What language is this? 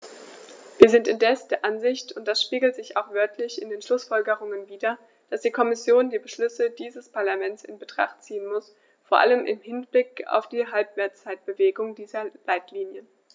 German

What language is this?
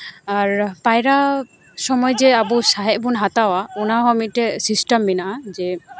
Santali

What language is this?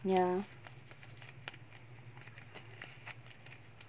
English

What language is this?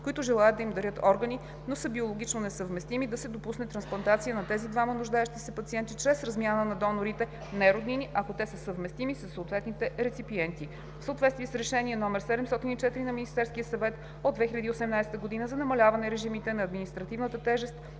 Bulgarian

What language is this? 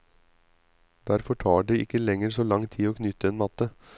Norwegian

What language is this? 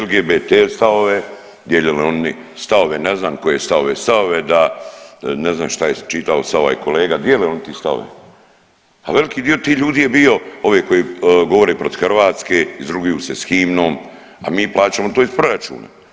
Croatian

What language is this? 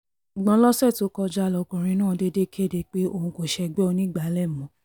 Yoruba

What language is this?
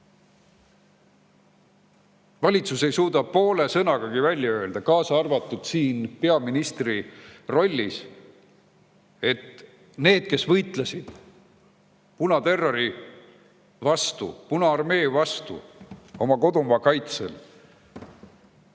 Estonian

